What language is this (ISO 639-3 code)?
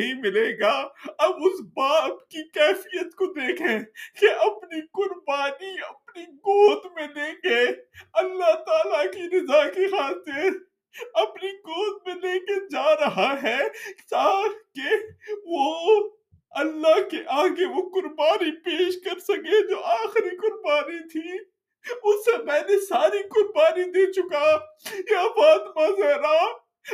urd